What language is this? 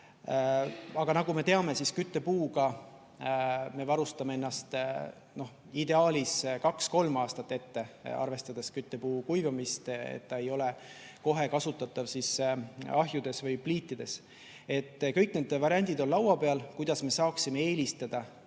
Estonian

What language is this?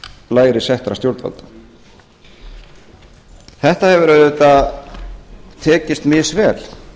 Icelandic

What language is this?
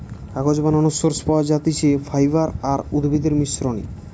Bangla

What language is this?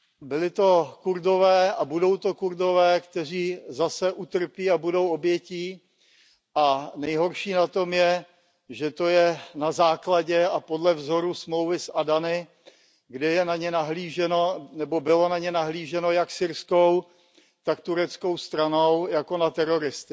Czech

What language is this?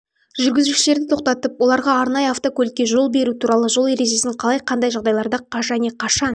Kazakh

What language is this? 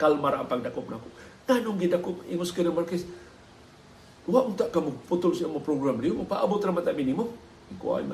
Filipino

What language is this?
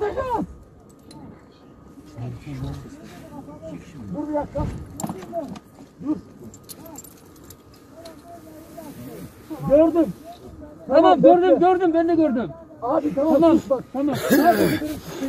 Turkish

